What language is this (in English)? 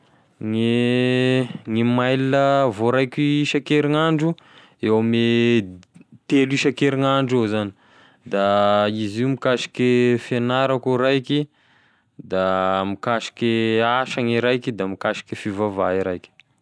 Tesaka Malagasy